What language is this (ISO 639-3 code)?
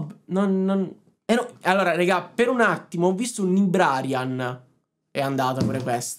ita